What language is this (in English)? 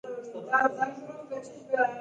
Pashto